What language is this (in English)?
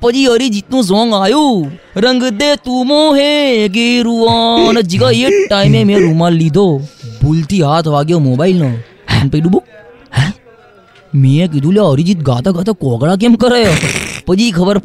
Gujarati